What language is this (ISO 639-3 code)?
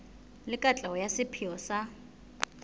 sot